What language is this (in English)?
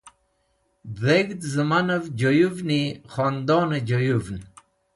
Wakhi